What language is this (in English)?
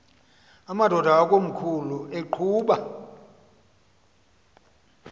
Xhosa